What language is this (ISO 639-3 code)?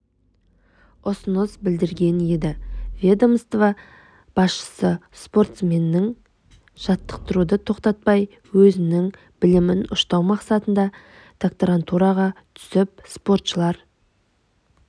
kaz